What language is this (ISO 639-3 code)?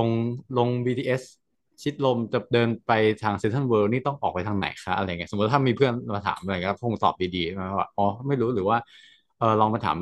tha